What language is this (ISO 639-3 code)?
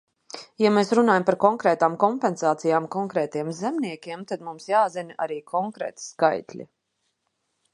lav